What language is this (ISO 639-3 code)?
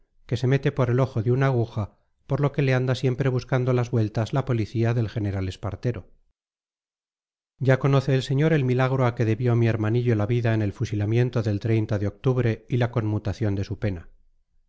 spa